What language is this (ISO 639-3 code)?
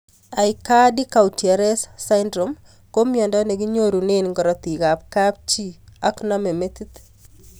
kln